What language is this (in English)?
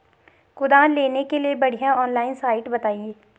Hindi